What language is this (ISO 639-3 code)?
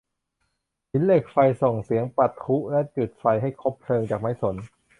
tha